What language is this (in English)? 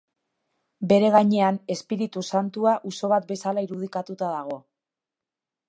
Basque